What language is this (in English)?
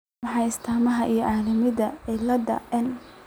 Somali